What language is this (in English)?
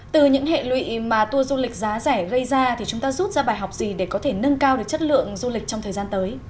Vietnamese